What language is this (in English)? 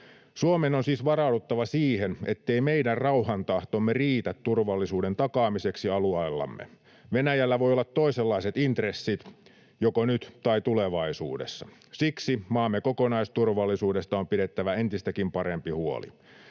Finnish